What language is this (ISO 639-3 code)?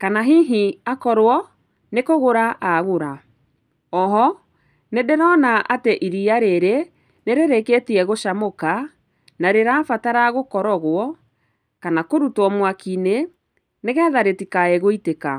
kik